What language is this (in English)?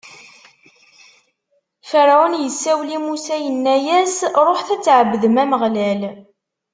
Kabyle